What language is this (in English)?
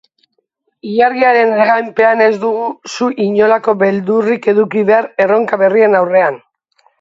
Basque